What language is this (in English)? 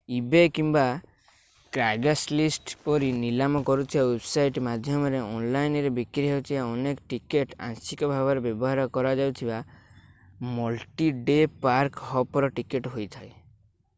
Odia